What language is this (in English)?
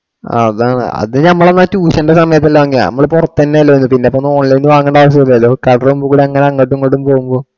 Malayalam